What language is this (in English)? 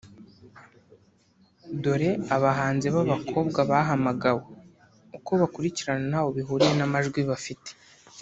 Kinyarwanda